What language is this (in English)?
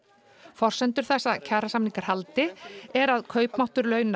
Icelandic